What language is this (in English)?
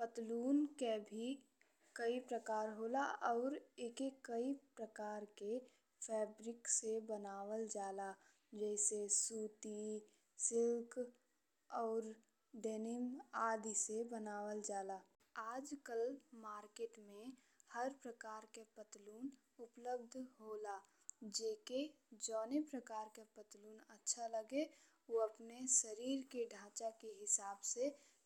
Bhojpuri